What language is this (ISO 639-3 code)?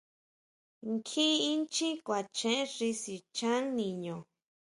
mau